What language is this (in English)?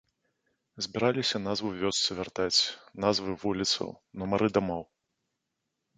Belarusian